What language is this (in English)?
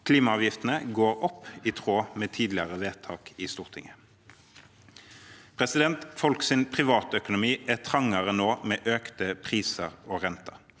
Norwegian